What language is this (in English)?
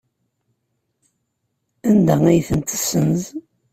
Kabyle